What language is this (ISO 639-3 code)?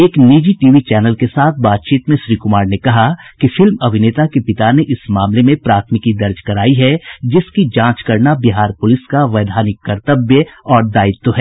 hin